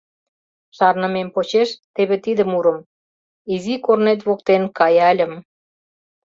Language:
Mari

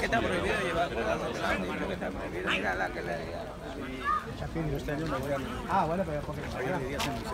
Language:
Spanish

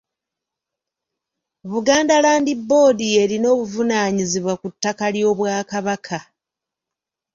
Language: Ganda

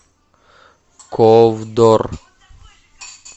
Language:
Russian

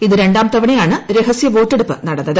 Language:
Malayalam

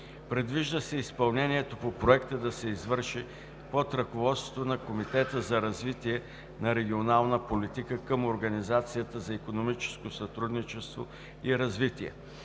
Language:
Bulgarian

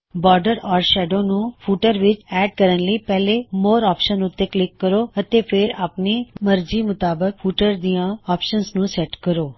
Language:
Punjabi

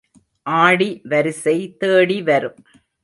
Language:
Tamil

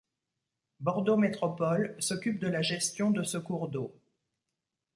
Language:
French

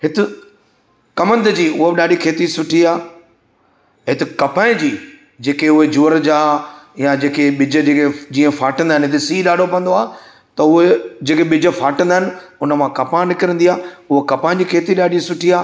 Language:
Sindhi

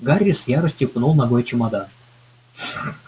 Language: Russian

